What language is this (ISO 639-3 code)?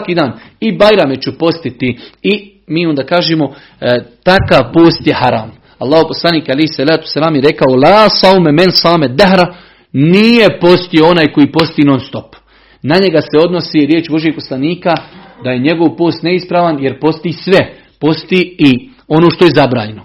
hrv